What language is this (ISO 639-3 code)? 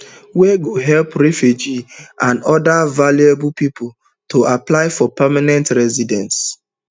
pcm